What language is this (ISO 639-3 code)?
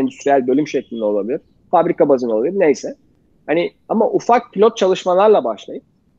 tur